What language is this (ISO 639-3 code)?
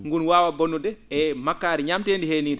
ful